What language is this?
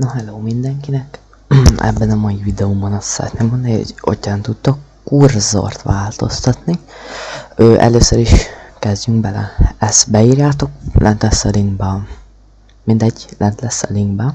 Hungarian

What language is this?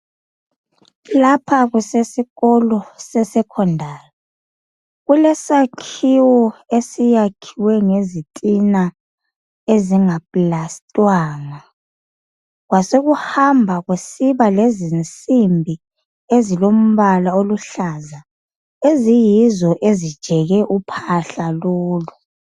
North Ndebele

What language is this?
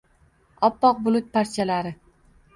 Uzbek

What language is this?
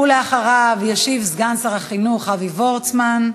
Hebrew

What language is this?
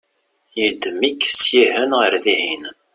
Kabyle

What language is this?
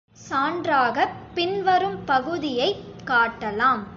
Tamil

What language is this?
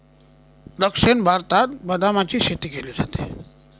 Marathi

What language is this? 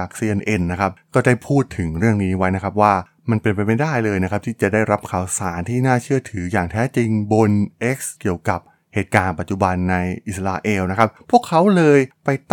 Thai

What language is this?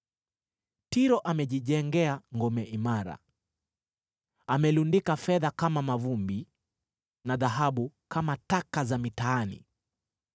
Swahili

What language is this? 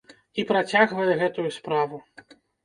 Belarusian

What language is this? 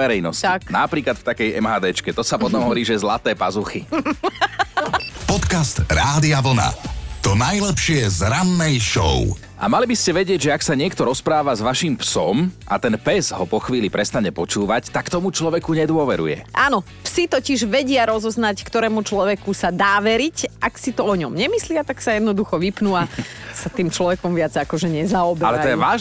Slovak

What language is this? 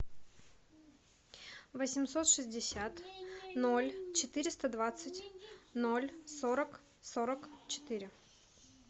Russian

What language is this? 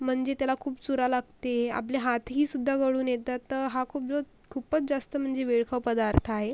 Marathi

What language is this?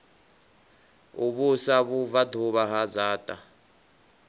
Venda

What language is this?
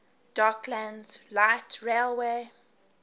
English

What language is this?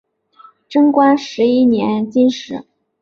Chinese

